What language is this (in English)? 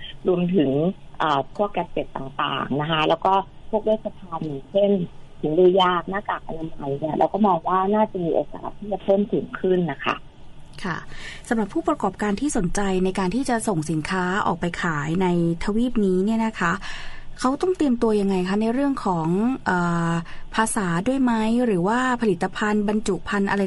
Thai